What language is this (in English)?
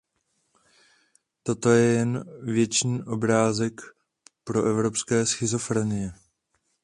Czech